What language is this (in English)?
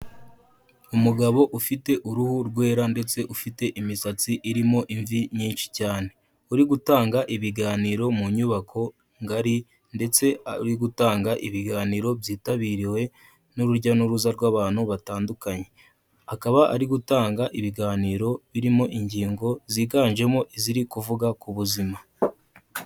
Kinyarwanda